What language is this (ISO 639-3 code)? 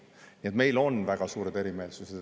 est